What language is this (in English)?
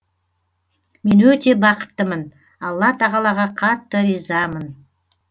Kazakh